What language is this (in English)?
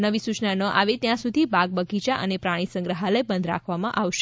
Gujarati